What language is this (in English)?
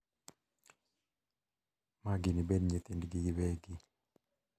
Luo (Kenya and Tanzania)